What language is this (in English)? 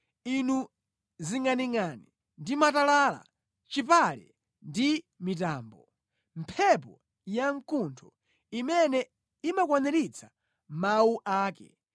Nyanja